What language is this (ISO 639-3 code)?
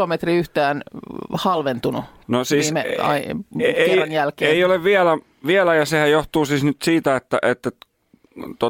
fin